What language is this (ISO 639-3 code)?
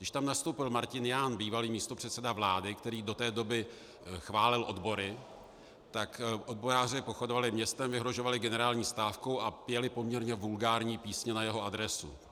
ces